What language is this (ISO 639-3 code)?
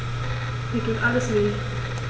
deu